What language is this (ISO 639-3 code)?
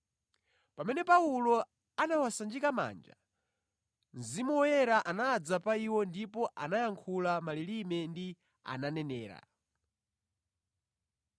nya